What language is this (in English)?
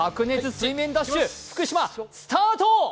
Japanese